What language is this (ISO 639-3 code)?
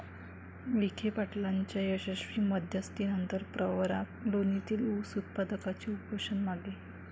mar